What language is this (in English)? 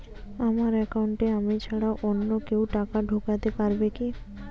Bangla